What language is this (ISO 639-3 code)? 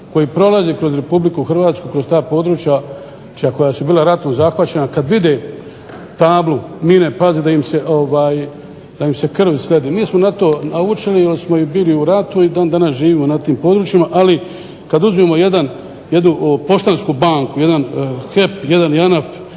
hrv